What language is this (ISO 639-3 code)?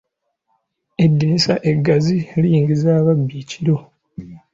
lug